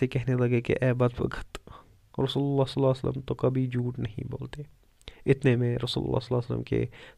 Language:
Urdu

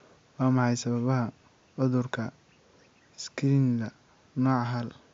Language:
Somali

